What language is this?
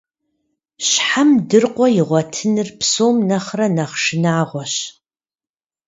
Kabardian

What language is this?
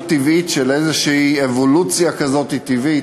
Hebrew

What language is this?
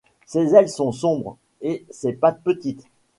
French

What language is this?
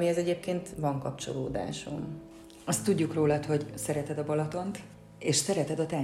Hungarian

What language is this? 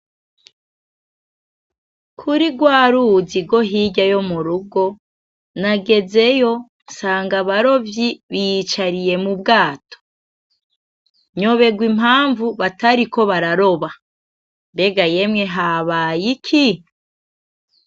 Rundi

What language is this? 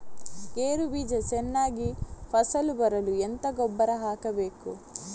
Kannada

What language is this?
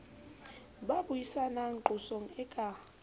Southern Sotho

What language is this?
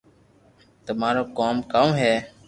Loarki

